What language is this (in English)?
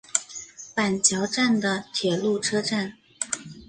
Chinese